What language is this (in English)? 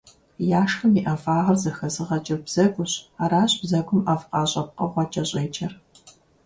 Kabardian